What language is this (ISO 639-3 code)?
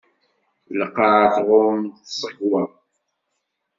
kab